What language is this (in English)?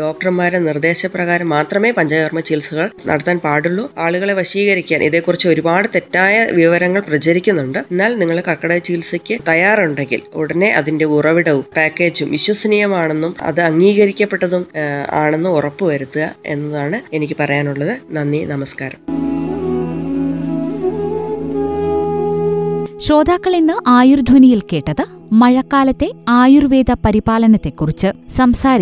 Malayalam